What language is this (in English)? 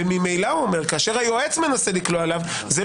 Hebrew